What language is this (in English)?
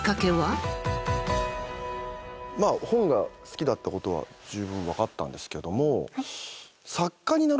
Japanese